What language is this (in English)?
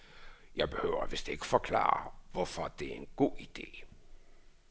Danish